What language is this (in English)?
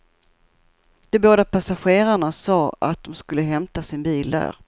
Swedish